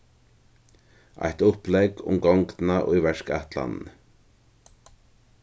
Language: Faroese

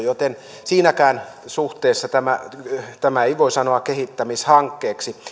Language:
Finnish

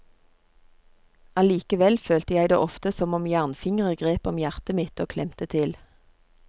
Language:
Norwegian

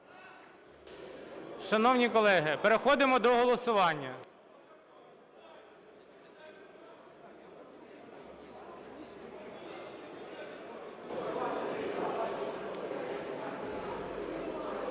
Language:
Ukrainian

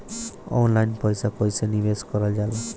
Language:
Bhojpuri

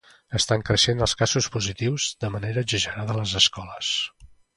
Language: Catalan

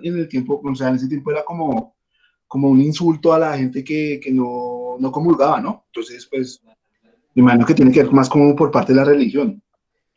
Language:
Spanish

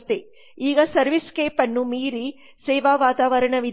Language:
Kannada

